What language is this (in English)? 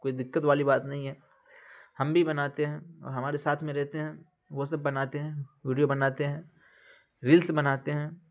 Urdu